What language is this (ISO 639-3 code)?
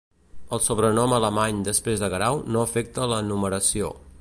cat